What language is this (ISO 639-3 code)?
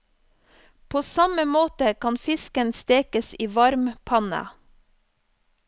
nor